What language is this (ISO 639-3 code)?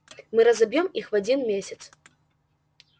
rus